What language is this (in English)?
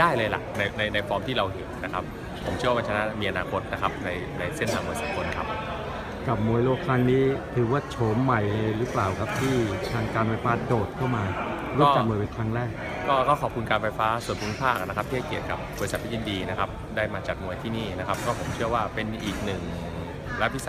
Thai